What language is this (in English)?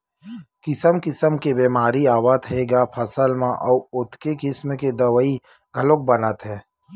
Chhattisgarhi